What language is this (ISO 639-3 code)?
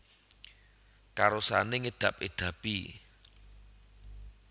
jav